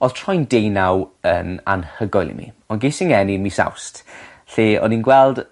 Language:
Welsh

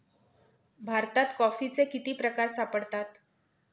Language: Marathi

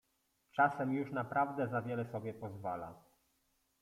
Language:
Polish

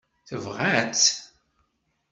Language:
Kabyle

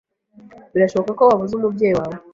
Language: Kinyarwanda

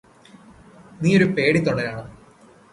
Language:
Malayalam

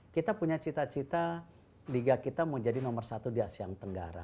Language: Indonesian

